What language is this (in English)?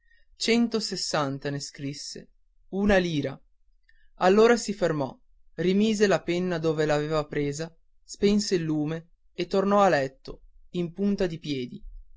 Italian